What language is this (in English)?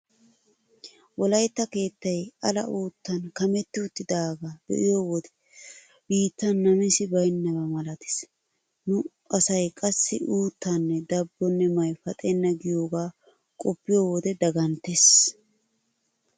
Wolaytta